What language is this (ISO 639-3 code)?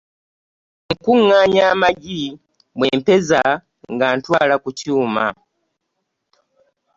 lug